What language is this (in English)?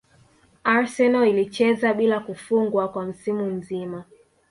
Swahili